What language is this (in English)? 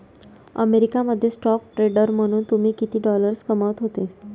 Marathi